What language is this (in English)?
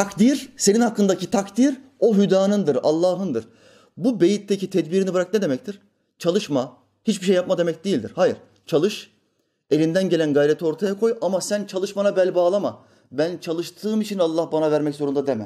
Turkish